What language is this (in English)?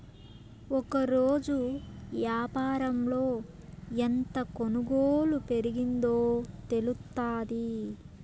Telugu